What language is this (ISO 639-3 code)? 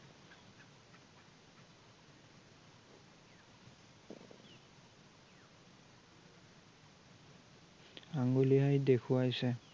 asm